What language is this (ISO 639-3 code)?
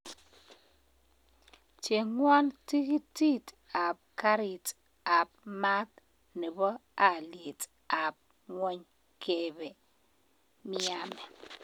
kln